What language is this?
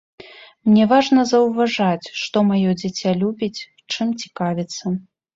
Belarusian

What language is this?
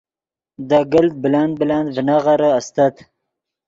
Yidgha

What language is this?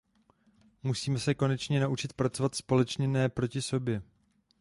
Czech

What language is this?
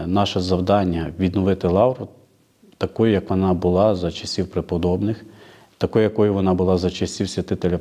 Ukrainian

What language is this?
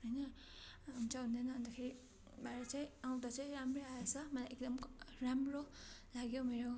Nepali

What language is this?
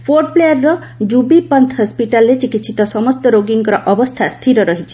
Odia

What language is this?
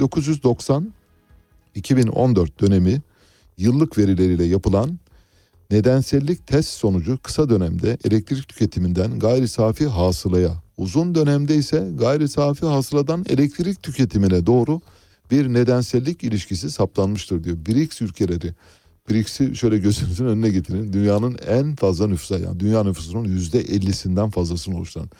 Turkish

